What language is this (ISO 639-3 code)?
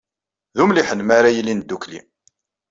kab